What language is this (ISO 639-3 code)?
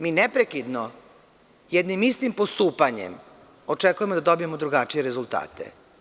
srp